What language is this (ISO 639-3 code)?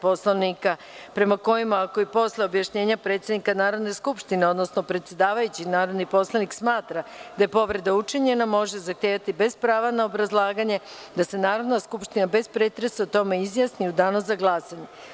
srp